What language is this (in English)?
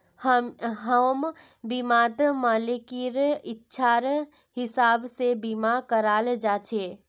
Magahi